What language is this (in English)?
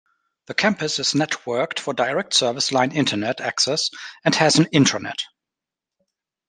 English